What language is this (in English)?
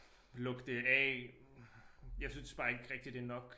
Danish